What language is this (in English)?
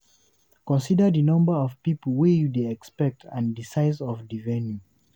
Nigerian Pidgin